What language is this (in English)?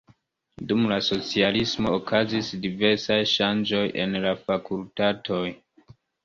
Esperanto